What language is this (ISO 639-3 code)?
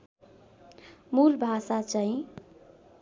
nep